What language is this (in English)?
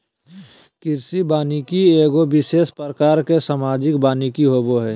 Magahi